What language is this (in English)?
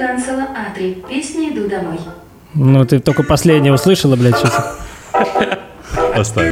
Russian